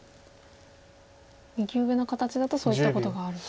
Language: Japanese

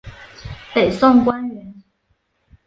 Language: Chinese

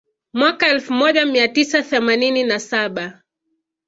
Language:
Swahili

